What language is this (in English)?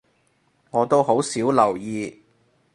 Cantonese